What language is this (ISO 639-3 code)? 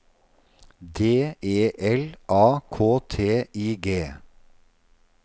nor